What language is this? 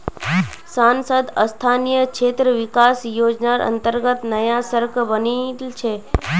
Magahi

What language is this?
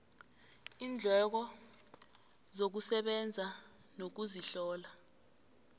South Ndebele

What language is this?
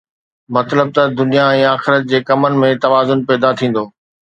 Sindhi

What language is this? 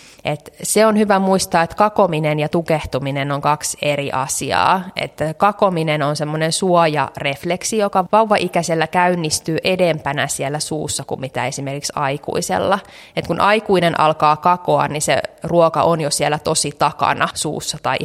Finnish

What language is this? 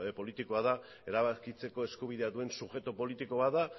Basque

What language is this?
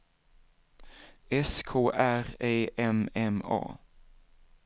Swedish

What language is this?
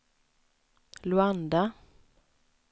Swedish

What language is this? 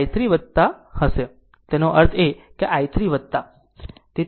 Gujarati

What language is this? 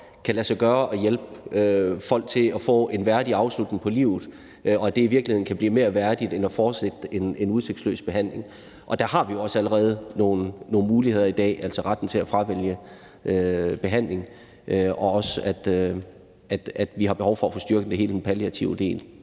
Danish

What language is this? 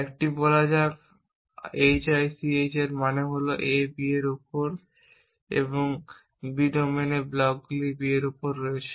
Bangla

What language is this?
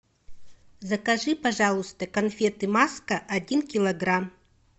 Russian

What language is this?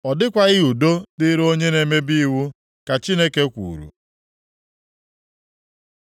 Igbo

